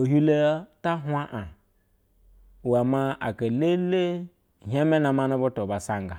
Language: Basa (Nigeria)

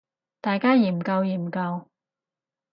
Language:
Cantonese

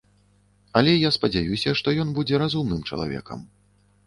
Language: Belarusian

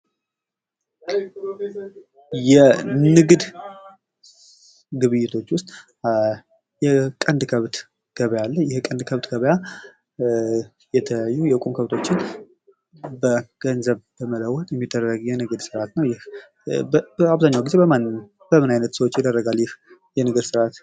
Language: Amharic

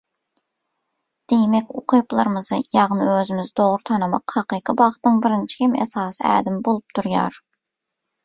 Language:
Turkmen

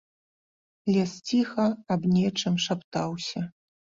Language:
Belarusian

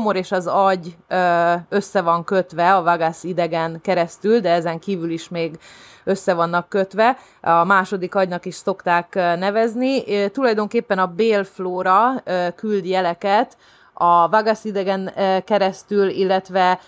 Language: Hungarian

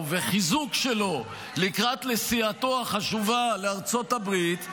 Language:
Hebrew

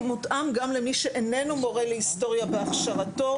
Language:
Hebrew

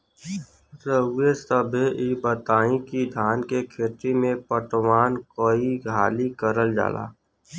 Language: Bhojpuri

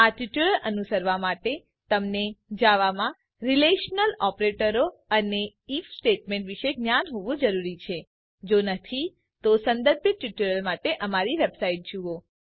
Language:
Gujarati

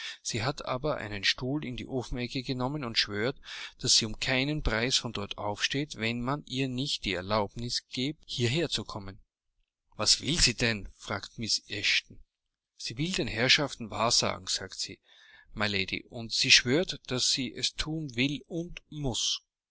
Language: German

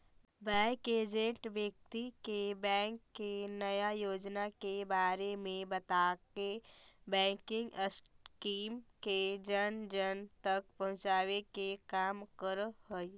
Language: Magahi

